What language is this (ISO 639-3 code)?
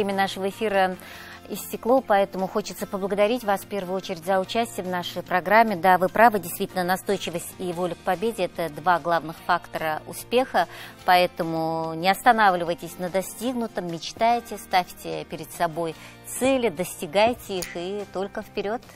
rus